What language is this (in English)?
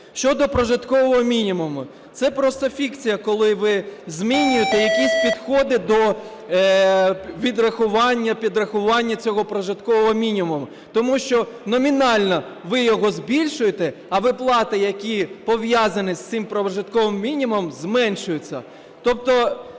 Ukrainian